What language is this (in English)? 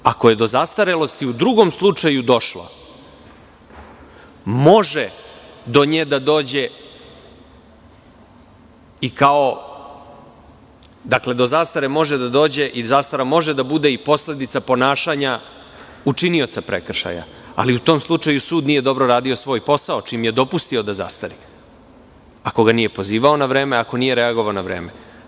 Serbian